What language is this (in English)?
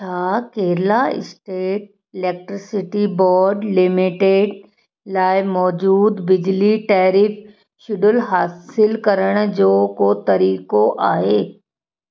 Sindhi